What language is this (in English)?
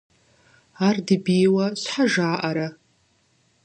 Kabardian